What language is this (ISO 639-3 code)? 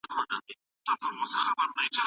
pus